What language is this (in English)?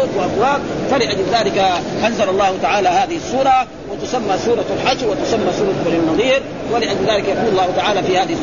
Arabic